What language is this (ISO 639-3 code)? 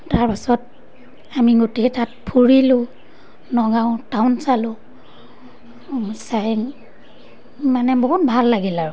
asm